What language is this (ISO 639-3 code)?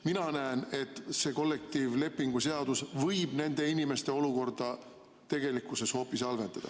est